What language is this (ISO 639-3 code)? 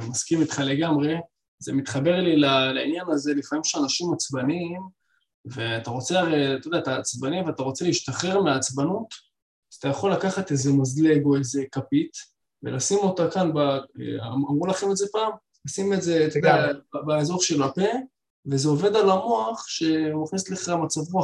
heb